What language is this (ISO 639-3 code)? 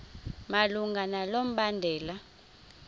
xho